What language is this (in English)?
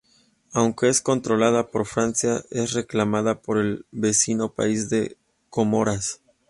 Spanish